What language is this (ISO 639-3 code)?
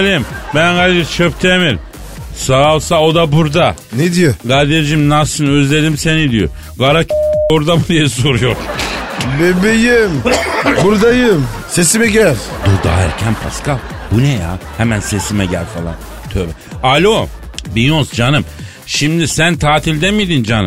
tur